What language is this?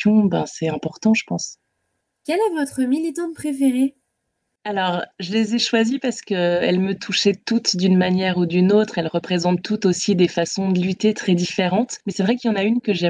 French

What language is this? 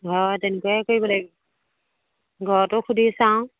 Assamese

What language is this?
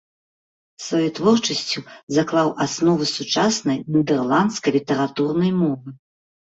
Belarusian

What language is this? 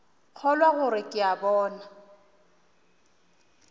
Northern Sotho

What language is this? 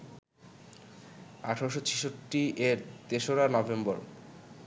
Bangla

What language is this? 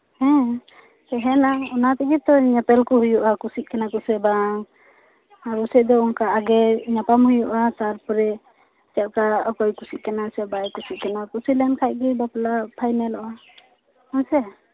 Santali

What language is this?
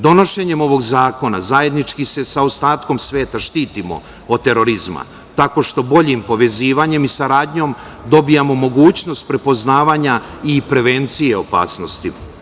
Serbian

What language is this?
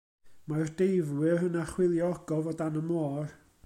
Welsh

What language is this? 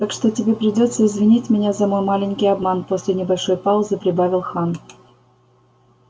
Russian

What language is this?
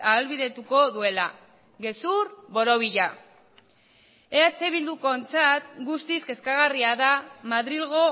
Basque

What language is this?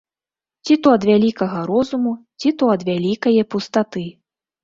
Belarusian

